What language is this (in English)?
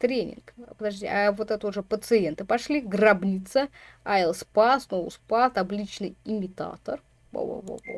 Russian